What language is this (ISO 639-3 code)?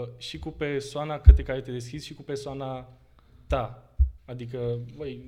ron